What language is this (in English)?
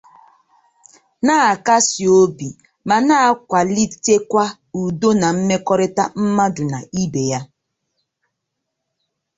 Igbo